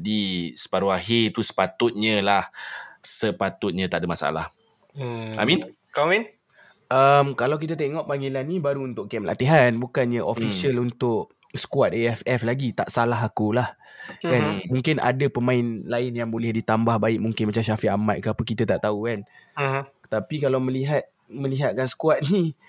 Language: Malay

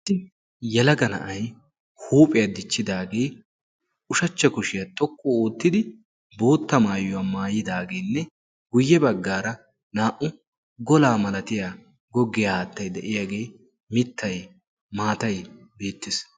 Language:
Wolaytta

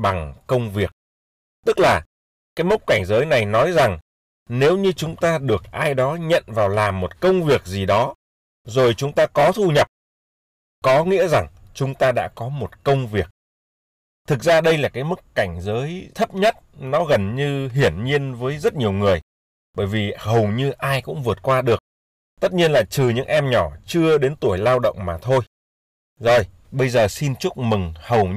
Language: Vietnamese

